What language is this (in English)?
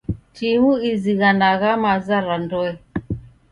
Taita